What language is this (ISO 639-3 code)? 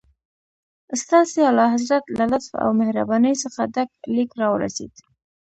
pus